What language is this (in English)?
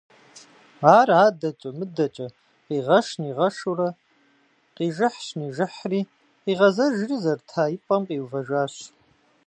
Kabardian